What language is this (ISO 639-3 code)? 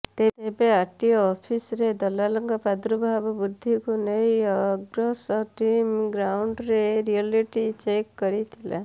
ori